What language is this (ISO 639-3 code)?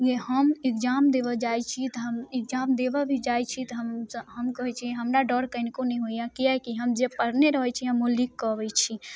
mai